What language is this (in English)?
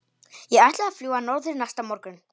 Icelandic